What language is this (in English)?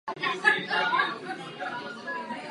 Czech